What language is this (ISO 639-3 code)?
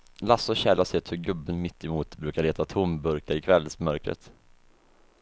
swe